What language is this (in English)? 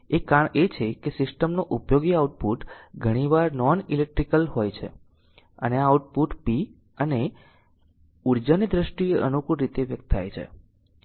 Gujarati